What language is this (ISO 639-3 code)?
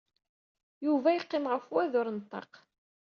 kab